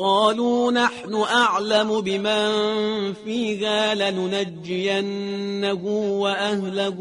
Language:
Persian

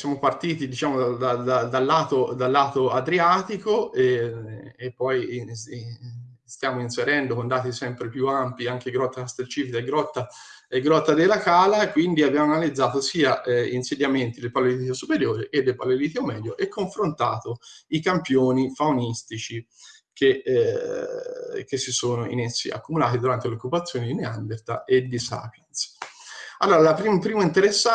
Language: Italian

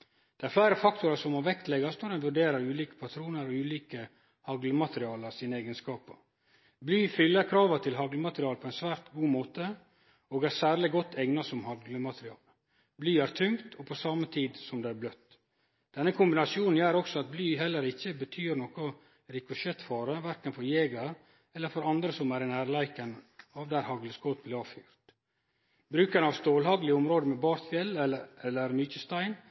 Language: Norwegian Nynorsk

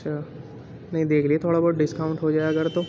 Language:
Urdu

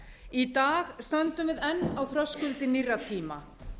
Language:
Icelandic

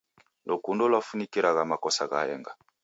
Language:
Taita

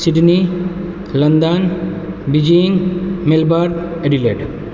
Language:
Maithili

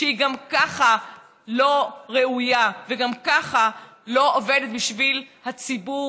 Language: Hebrew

